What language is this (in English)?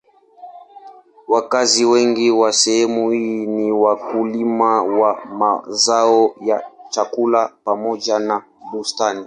Swahili